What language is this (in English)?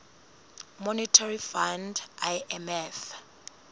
Southern Sotho